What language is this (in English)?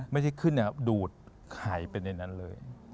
Thai